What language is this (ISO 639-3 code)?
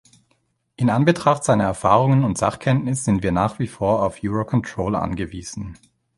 deu